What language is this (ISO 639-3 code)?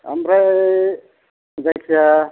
brx